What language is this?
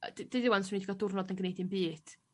Welsh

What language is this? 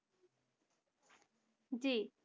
Bangla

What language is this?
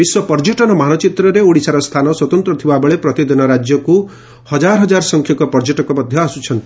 Odia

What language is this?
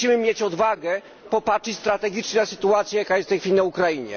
Polish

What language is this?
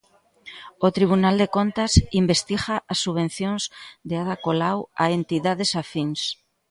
Galician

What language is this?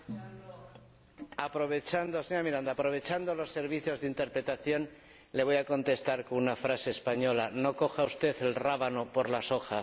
Spanish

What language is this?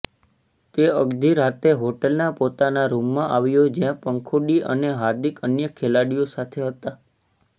Gujarati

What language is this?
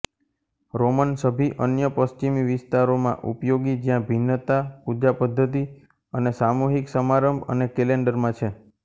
Gujarati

